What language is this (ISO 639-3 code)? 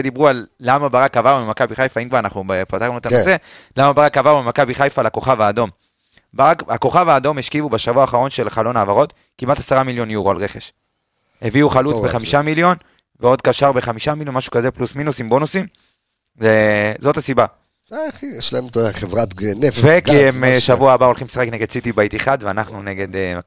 heb